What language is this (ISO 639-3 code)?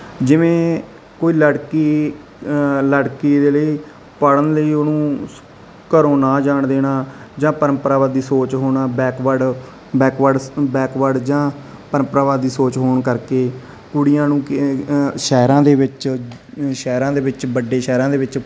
pan